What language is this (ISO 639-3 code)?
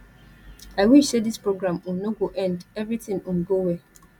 pcm